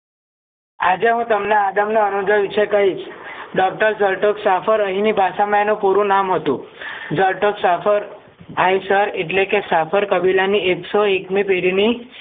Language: Gujarati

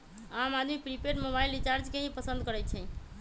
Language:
Magahi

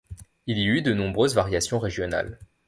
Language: French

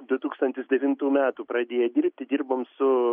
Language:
Lithuanian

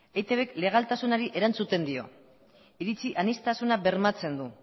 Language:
Basque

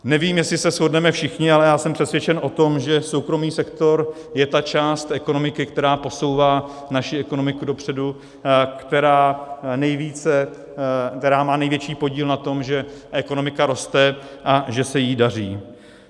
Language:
Czech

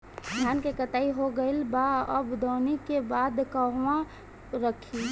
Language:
Bhojpuri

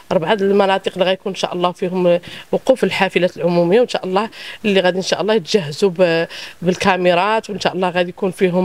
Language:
Arabic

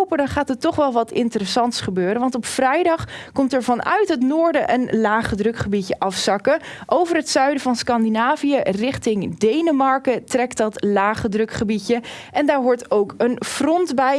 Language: Dutch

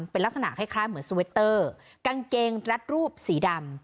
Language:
Thai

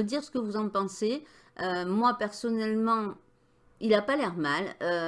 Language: French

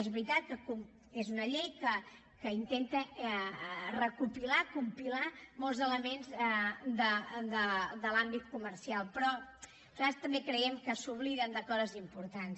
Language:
Catalan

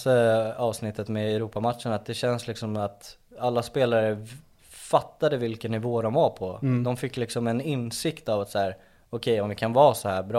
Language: Swedish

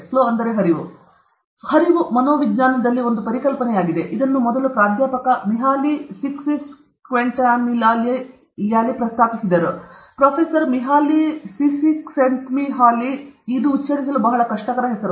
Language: Kannada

